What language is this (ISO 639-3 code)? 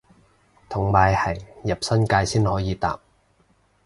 yue